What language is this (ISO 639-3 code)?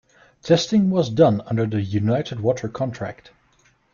eng